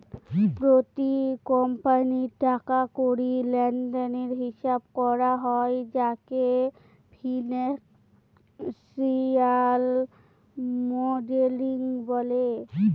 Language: Bangla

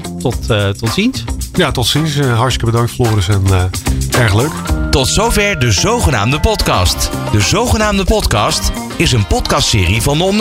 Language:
Dutch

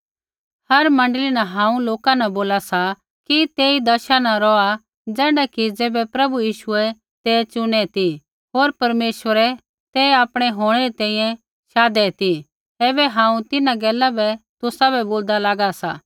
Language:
Kullu Pahari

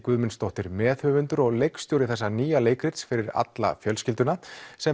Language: Icelandic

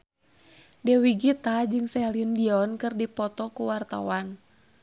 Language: Sundanese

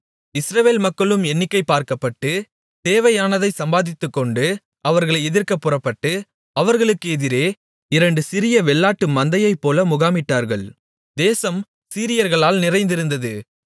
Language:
Tamil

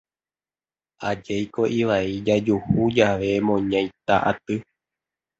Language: Guarani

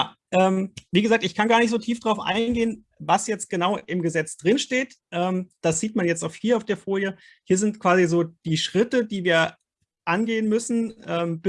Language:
German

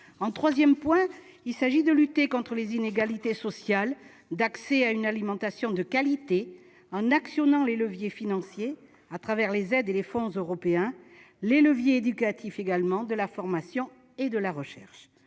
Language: French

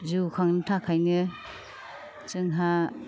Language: Bodo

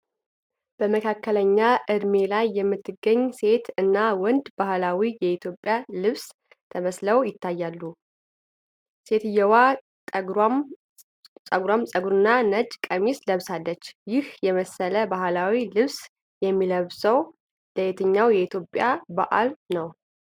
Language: Amharic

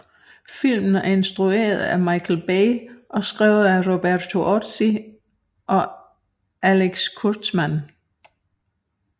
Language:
Danish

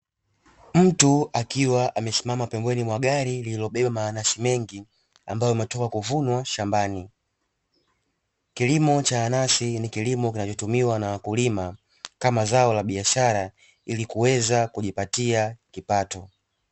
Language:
Swahili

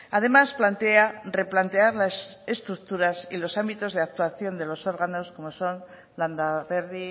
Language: Spanish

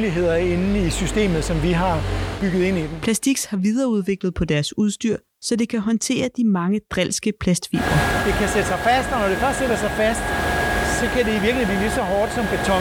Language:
Danish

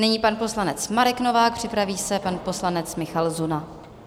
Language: Czech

